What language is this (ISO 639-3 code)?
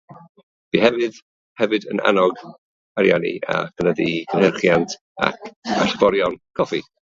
cym